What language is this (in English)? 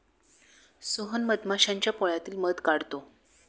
Marathi